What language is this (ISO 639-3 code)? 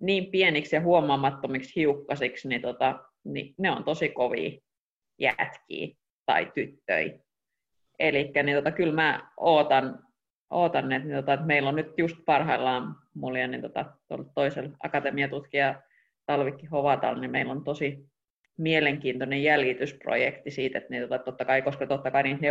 fin